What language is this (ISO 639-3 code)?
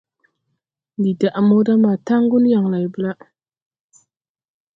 tui